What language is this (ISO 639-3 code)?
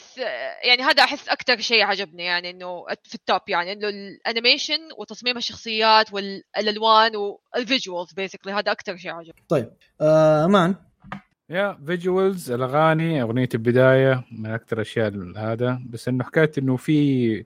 ara